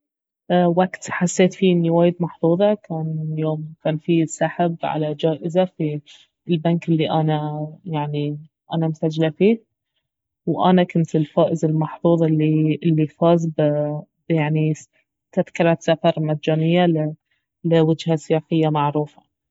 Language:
Baharna Arabic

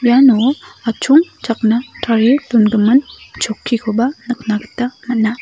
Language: Garo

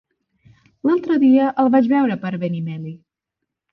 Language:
Catalan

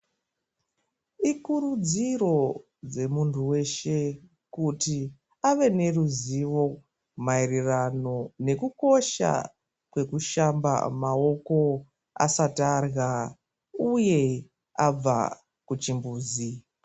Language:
Ndau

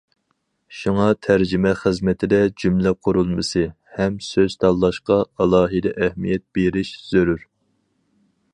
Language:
Uyghur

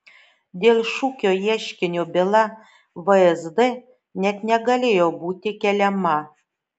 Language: Lithuanian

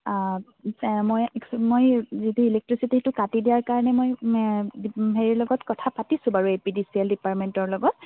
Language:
Assamese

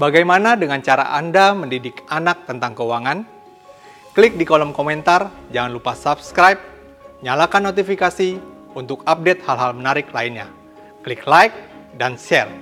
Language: Indonesian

